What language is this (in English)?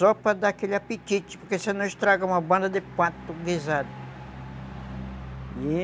Portuguese